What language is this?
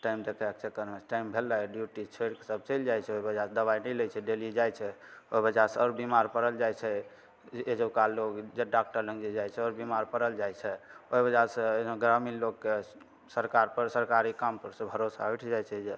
Maithili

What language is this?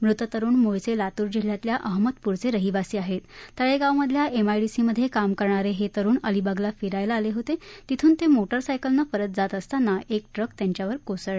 Marathi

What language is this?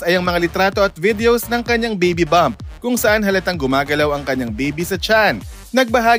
Filipino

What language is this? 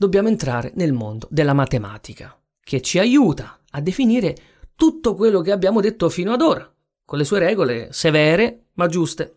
Italian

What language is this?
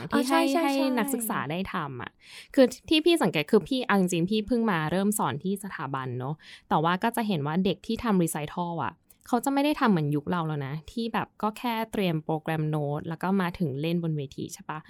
Thai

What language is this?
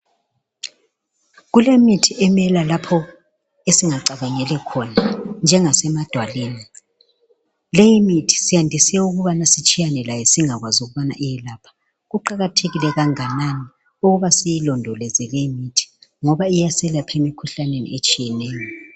North Ndebele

